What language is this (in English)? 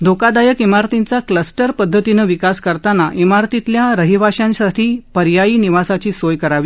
Marathi